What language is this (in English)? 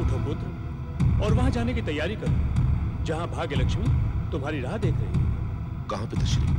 Hindi